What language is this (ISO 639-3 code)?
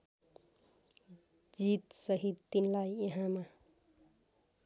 nep